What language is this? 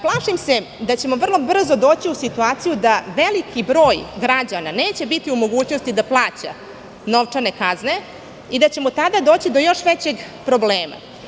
Serbian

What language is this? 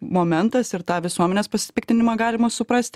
Lithuanian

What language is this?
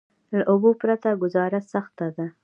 Pashto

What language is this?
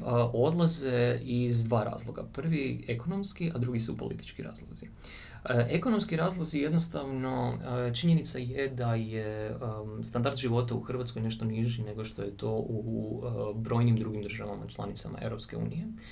Croatian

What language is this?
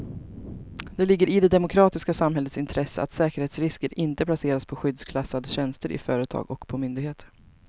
Swedish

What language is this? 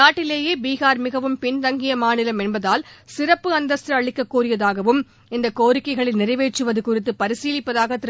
Tamil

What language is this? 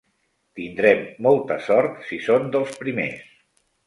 Catalan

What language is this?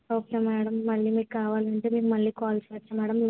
Telugu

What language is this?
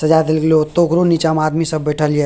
Maithili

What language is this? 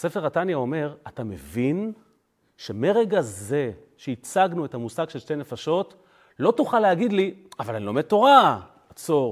Hebrew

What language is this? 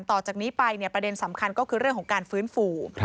Thai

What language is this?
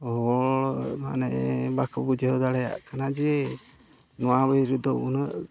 Santali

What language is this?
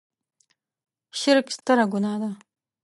Pashto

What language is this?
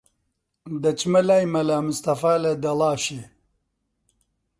Central Kurdish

